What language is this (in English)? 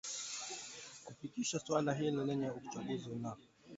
Swahili